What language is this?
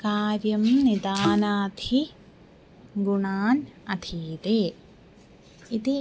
Sanskrit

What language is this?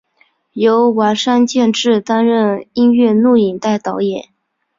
Chinese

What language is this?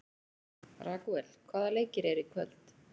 Icelandic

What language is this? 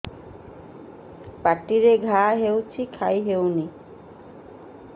Odia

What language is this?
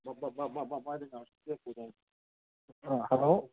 Manipuri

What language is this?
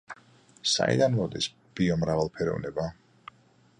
Georgian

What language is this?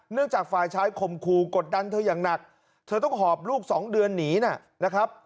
Thai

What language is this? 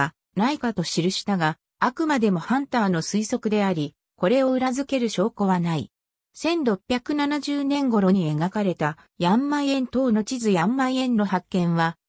Japanese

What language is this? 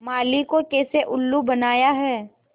Hindi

